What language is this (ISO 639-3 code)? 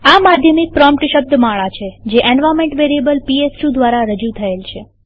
guj